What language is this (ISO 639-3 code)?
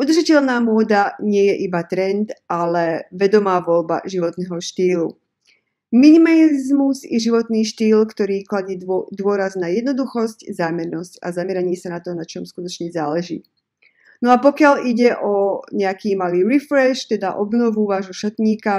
ces